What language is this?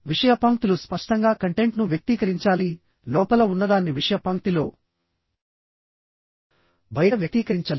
Telugu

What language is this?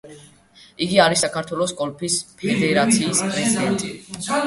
Georgian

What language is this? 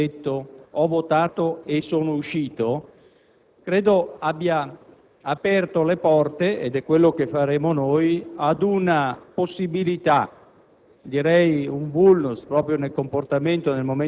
Italian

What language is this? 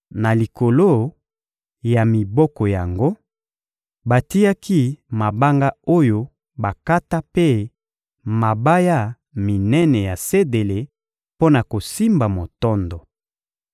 Lingala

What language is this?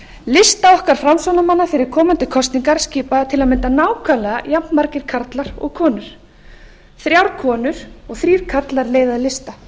Icelandic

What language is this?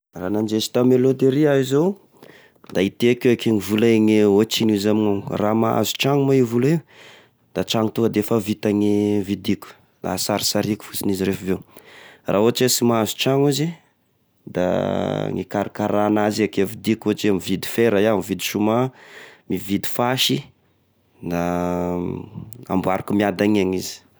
Tesaka Malagasy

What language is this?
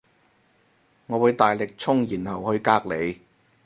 Cantonese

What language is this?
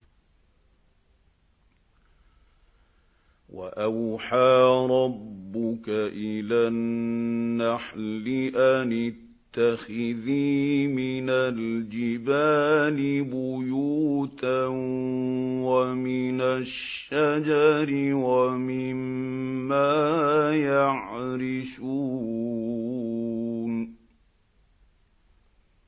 Arabic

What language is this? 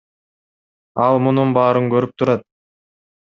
Kyrgyz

